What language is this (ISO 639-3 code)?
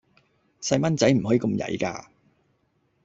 yue